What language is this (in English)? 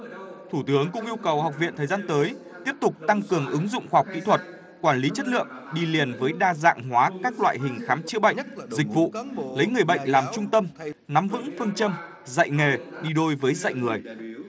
Vietnamese